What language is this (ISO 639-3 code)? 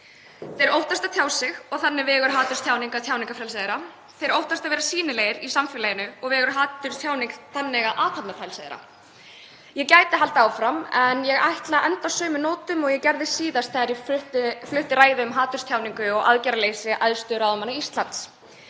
isl